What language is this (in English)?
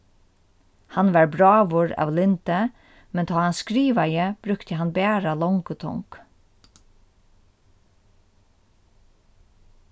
Faroese